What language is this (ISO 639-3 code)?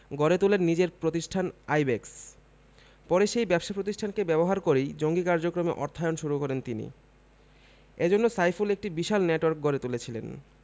ben